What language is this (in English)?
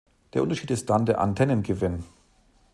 German